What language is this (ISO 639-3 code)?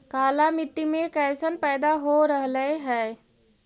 mag